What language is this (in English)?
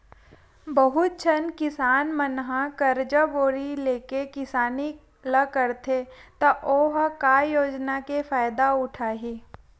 Chhattisgarhi